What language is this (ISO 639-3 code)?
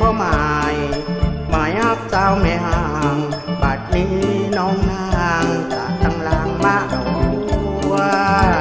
tha